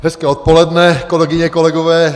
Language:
Czech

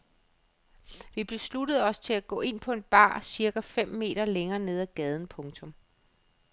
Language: Danish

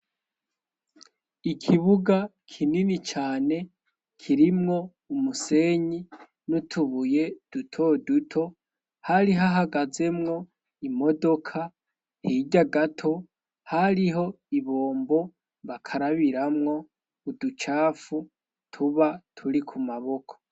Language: Rundi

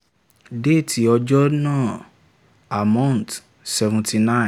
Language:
Yoruba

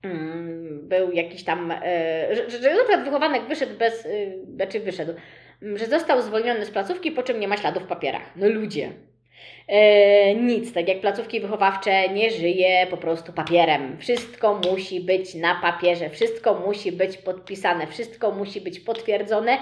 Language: Polish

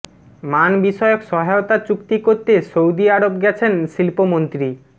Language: Bangla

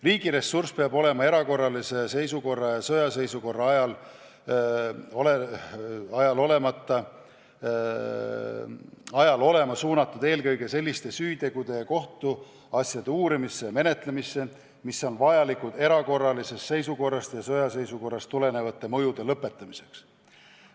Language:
Estonian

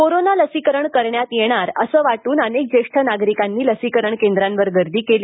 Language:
Marathi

